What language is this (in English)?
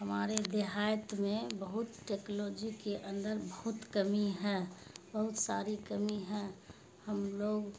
Urdu